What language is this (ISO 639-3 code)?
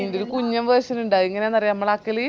mal